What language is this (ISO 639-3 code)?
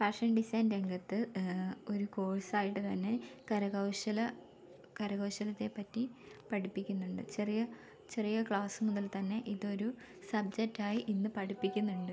mal